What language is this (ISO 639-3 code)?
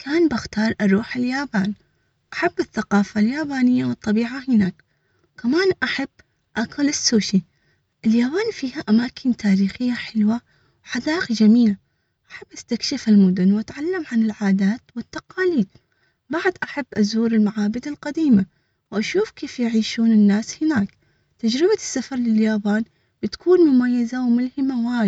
acx